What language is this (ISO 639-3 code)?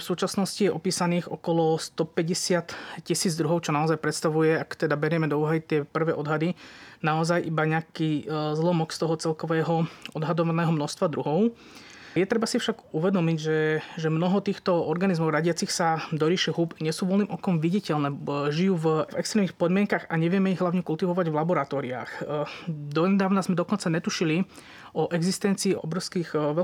slk